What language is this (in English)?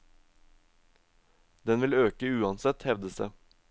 Norwegian